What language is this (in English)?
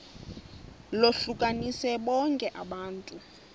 Xhosa